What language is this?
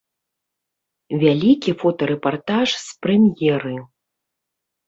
Belarusian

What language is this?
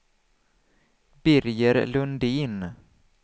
Swedish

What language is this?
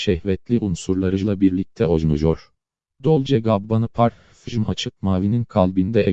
Turkish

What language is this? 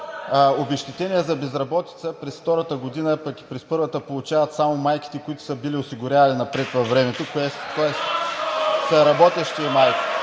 Bulgarian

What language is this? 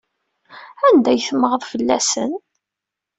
Kabyle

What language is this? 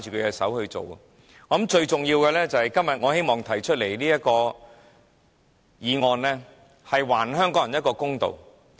Cantonese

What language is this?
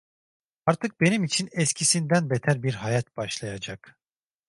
Turkish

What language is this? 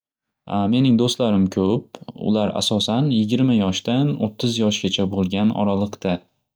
Uzbek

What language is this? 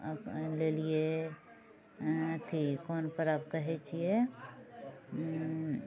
Maithili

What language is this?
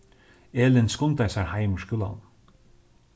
Faroese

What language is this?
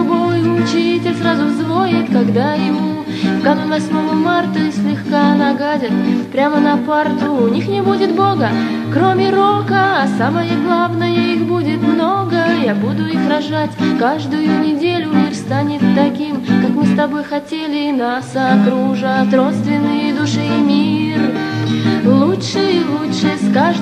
Russian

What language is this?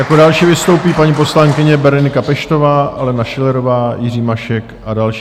Czech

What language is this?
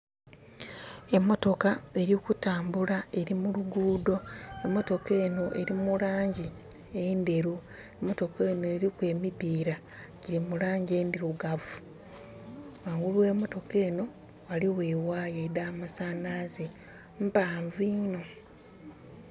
Soga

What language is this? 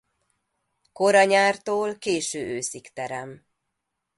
Hungarian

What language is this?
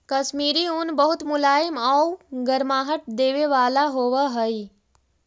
Magahi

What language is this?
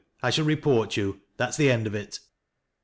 English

